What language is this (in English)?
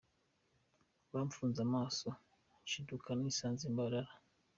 Kinyarwanda